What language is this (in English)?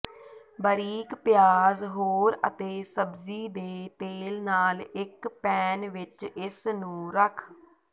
Punjabi